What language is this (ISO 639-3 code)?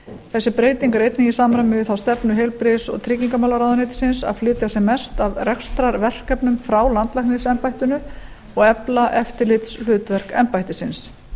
isl